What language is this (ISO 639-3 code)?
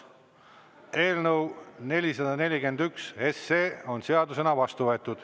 est